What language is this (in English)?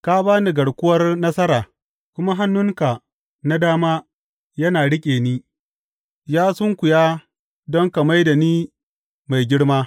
Hausa